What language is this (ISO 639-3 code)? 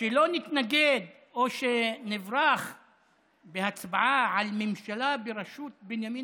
heb